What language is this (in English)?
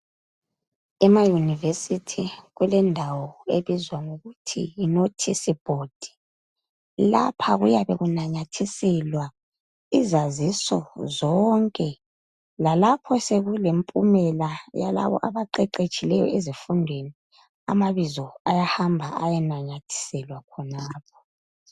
North Ndebele